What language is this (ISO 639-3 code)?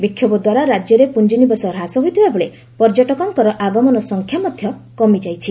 ori